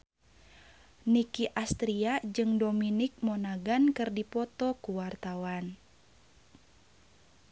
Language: Sundanese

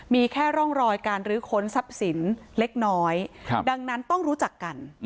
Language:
Thai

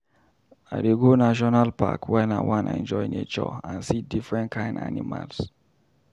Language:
Nigerian Pidgin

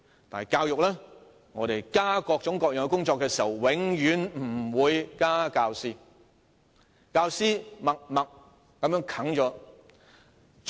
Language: Cantonese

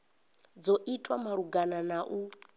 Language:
Venda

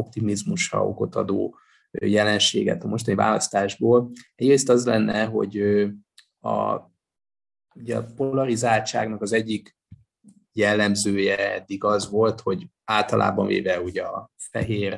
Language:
Hungarian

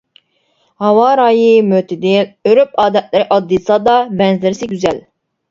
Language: Uyghur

